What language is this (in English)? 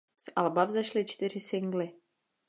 Czech